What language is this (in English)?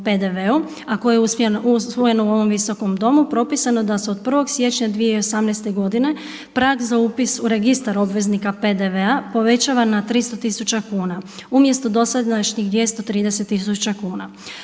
Croatian